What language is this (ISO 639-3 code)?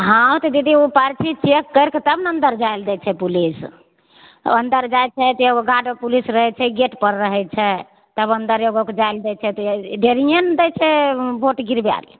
mai